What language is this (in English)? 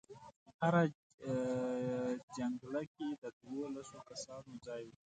Pashto